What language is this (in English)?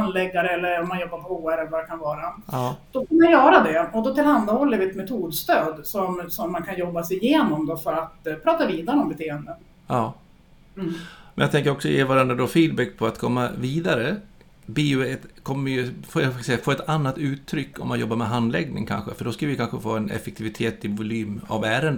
Swedish